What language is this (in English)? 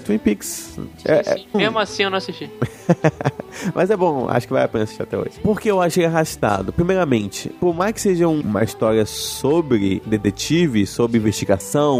Portuguese